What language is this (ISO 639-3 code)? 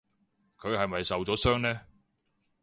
yue